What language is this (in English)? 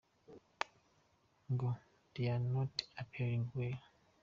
Kinyarwanda